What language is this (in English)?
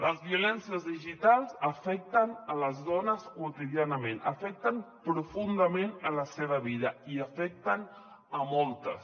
Catalan